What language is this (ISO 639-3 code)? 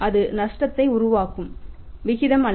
tam